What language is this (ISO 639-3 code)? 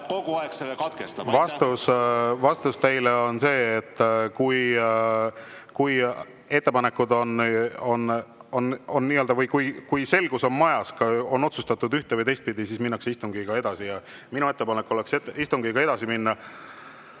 est